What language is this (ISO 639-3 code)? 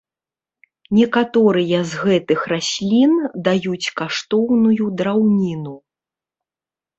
bel